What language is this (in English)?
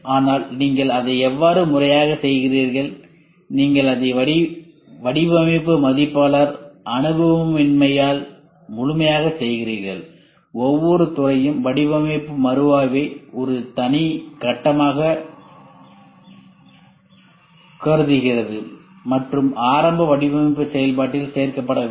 Tamil